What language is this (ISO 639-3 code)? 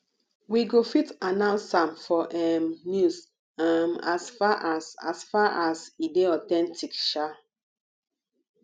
pcm